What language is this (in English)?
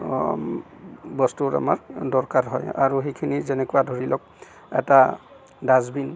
Assamese